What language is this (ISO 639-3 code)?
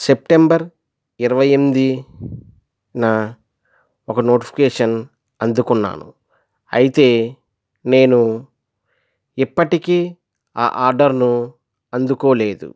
tel